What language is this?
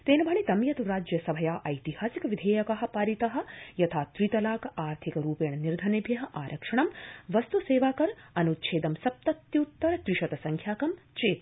Sanskrit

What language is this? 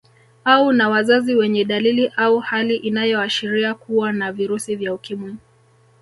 Swahili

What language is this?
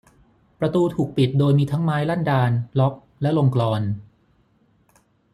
Thai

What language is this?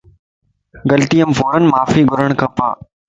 Lasi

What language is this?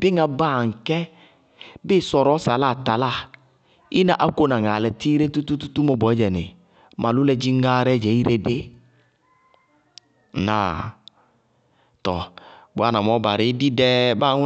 Bago-Kusuntu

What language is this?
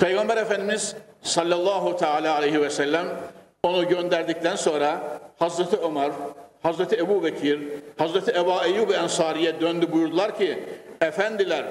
Turkish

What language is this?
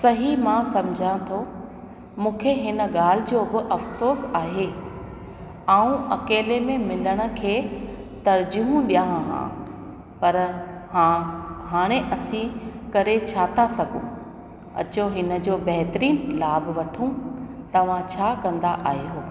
Sindhi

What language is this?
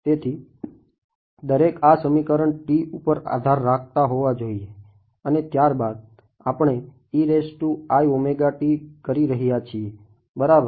Gujarati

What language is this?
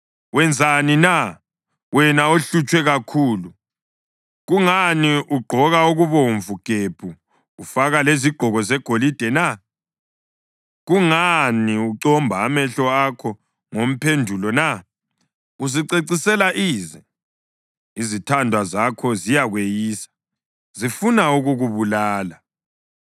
North Ndebele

